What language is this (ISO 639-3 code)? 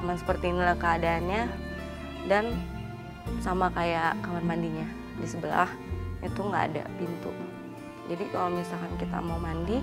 ind